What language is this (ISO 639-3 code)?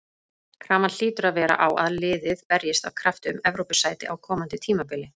isl